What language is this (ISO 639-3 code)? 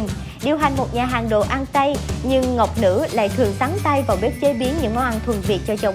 vie